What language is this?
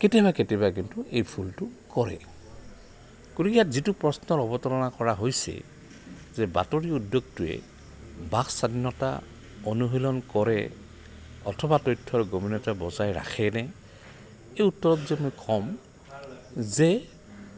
Assamese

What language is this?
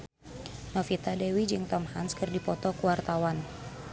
Sundanese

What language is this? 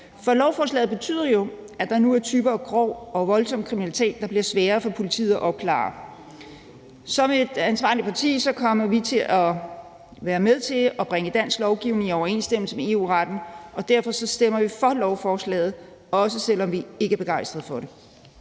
Danish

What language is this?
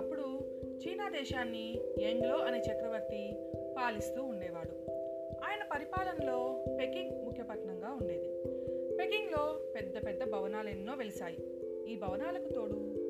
Telugu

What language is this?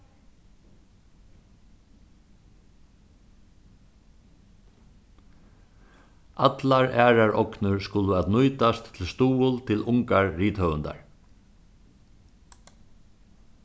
Faroese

